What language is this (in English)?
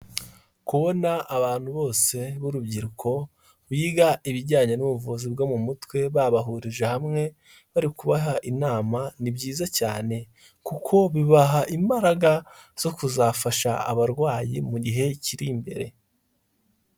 Kinyarwanda